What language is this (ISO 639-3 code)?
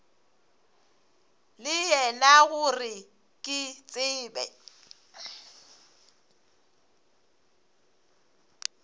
nso